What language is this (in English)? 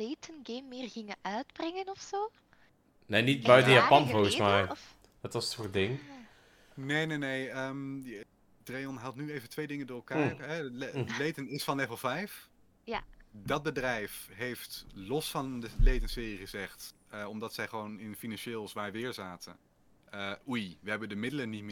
Dutch